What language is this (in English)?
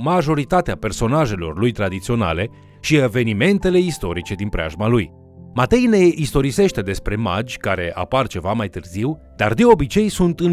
Romanian